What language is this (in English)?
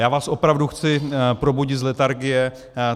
Czech